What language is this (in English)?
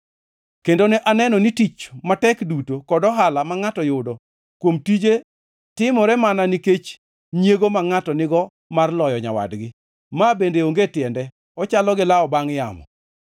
Luo (Kenya and Tanzania)